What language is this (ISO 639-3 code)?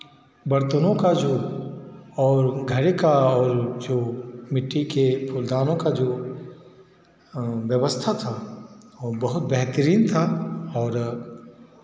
hin